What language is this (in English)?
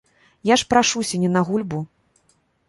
Belarusian